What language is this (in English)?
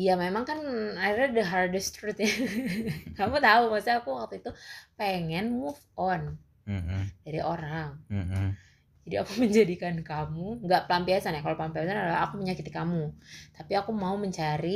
Indonesian